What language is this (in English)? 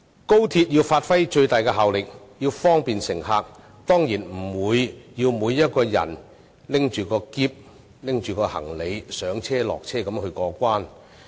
Cantonese